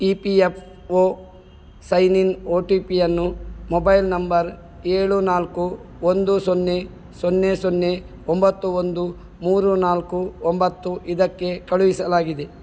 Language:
Kannada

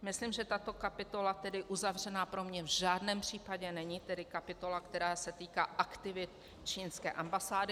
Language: Czech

